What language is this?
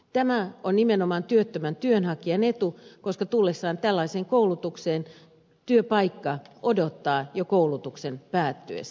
Finnish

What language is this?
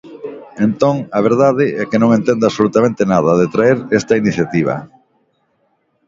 Galician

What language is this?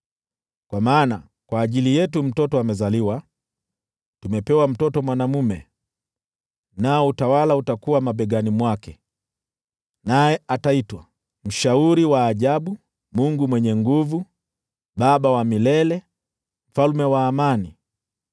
Swahili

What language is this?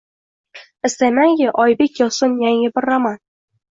Uzbek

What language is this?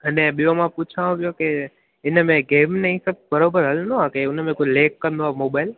Sindhi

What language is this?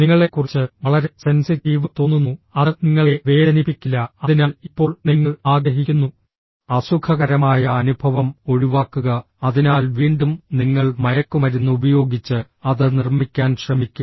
Malayalam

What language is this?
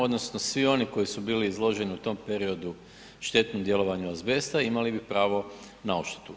Croatian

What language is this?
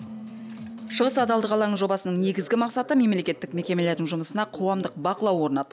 Kazakh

